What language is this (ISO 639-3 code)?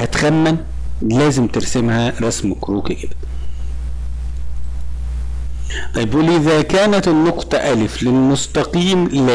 ara